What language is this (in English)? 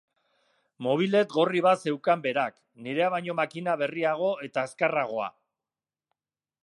Basque